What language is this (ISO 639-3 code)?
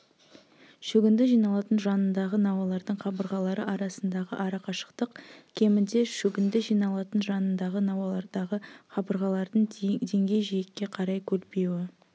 kaz